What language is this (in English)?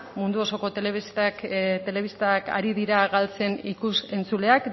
Basque